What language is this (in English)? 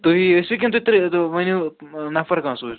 Kashmiri